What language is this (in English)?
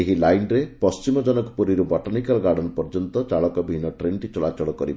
Odia